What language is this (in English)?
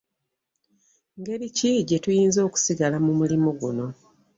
Ganda